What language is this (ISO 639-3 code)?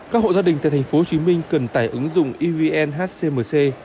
vie